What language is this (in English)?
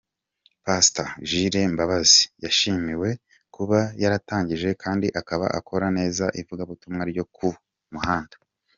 Kinyarwanda